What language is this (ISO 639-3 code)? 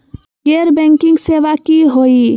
mag